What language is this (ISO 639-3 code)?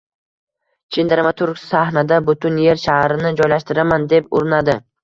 uzb